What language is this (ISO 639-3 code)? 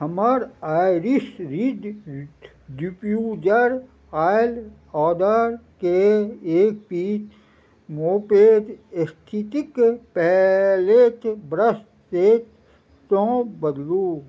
mai